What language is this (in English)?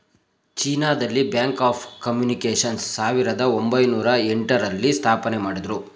Kannada